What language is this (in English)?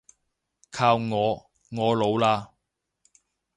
Cantonese